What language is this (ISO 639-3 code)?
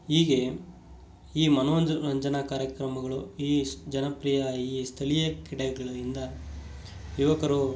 kan